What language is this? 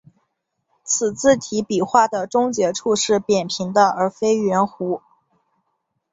Chinese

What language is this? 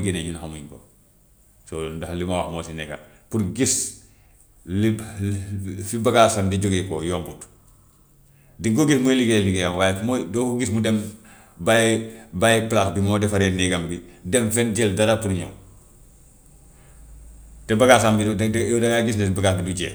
Gambian Wolof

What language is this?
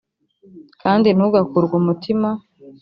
Kinyarwanda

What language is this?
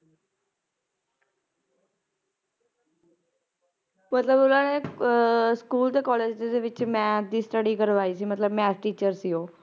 Punjabi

